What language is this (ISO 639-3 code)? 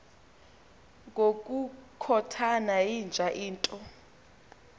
xho